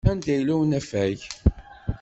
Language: Kabyle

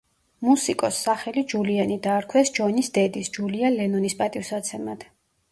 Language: Georgian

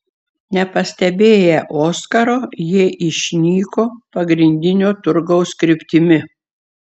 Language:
Lithuanian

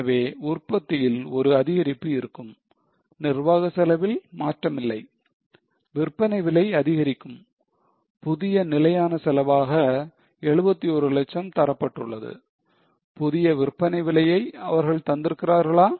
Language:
Tamil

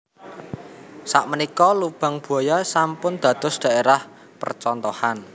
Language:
Javanese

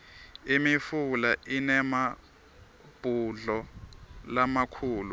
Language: Swati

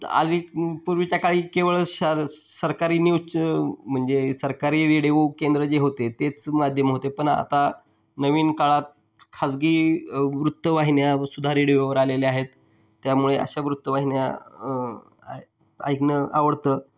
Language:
Marathi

